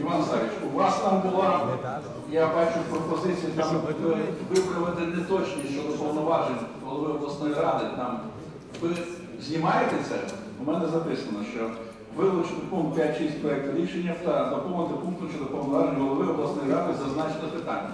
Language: Ukrainian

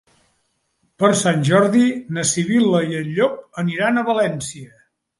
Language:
Catalan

